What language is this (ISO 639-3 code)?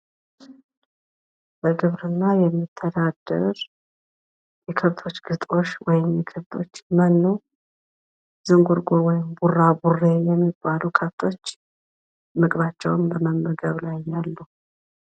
amh